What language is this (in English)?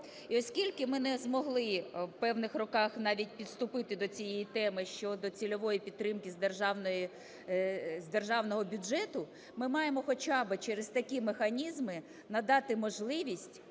Ukrainian